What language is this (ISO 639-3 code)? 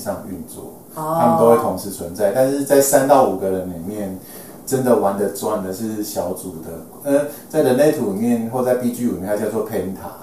zho